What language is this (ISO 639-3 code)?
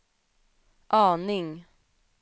swe